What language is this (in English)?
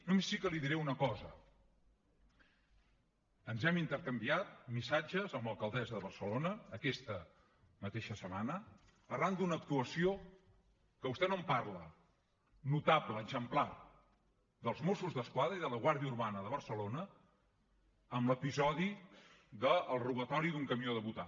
Catalan